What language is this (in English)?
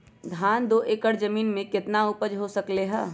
Magahi